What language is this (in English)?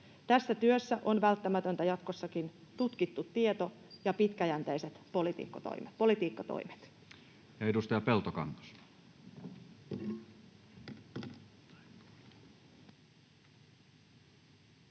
Finnish